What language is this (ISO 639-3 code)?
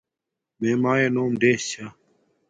dmk